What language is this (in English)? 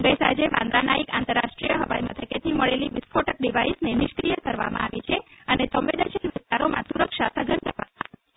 Gujarati